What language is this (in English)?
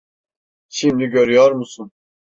Turkish